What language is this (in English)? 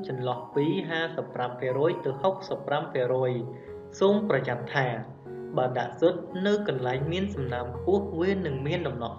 Vietnamese